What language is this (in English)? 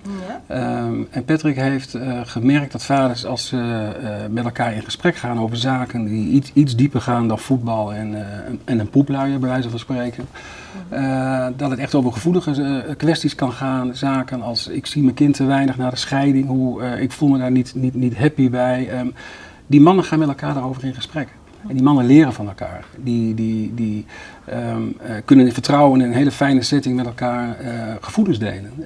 Dutch